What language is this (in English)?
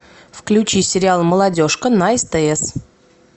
Russian